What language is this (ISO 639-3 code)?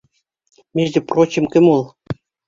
bak